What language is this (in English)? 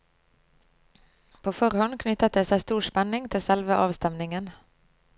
Norwegian